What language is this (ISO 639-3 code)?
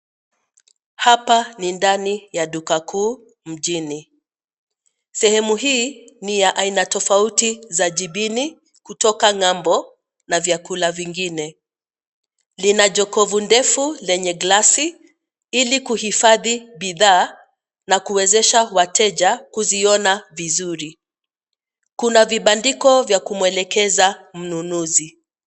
swa